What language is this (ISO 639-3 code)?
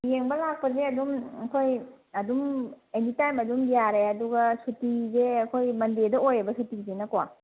mni